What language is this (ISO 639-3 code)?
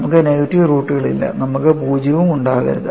mal